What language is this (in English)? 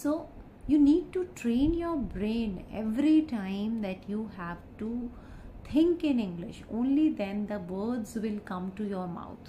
English